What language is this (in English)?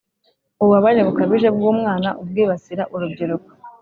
Kinyarwanda